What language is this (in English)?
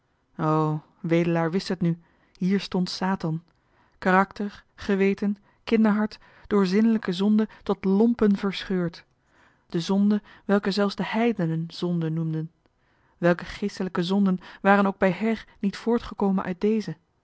Dutch